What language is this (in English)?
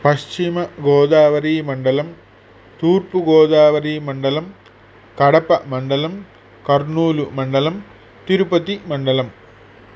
Sanskrit